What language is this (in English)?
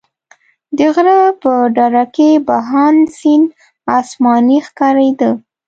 Pashto